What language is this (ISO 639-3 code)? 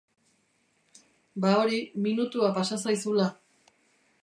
eus